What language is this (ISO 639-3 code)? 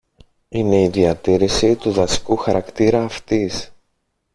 ell